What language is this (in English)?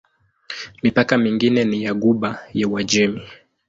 Swahili